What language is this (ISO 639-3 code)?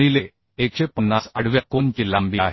mar